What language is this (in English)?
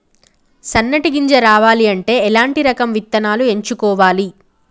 Telugu